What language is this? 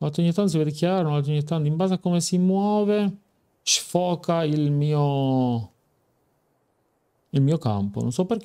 Italian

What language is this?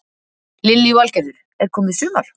Icelandic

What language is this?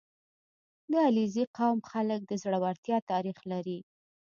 Pashto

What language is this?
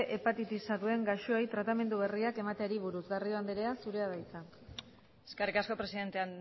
Basque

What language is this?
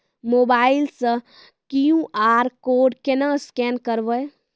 Maithili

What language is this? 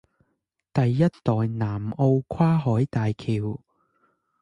Chinese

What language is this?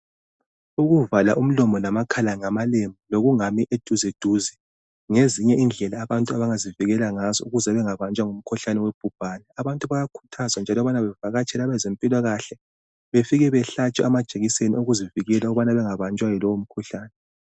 North Ndebele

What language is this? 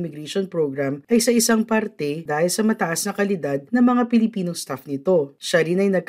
Filipino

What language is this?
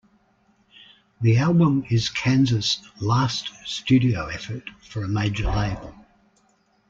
English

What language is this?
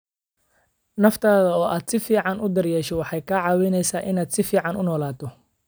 Somali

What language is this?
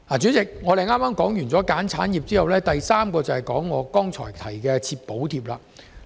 Cantonese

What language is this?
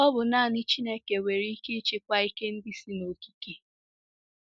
Igbo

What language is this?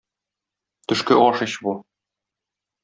Tatar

